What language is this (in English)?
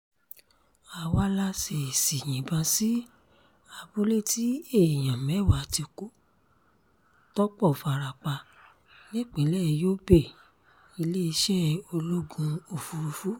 Yoruba